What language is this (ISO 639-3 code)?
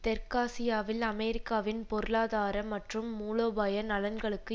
tam